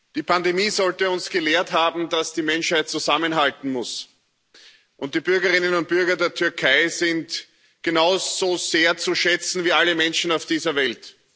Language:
German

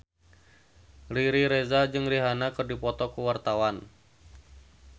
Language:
Sundanese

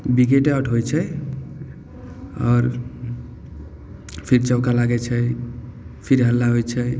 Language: Maithili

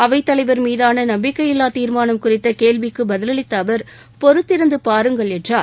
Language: Tamil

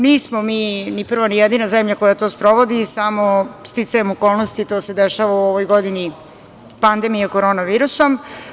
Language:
Serbian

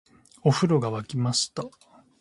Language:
Japanese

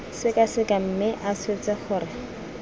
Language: Tswana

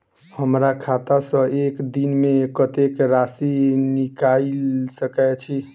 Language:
Maithili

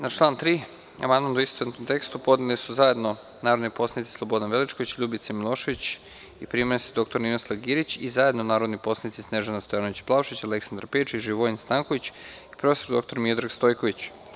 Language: Serbian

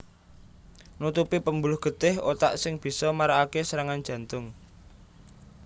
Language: Javanese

